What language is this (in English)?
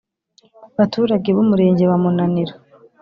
Kinyarwanda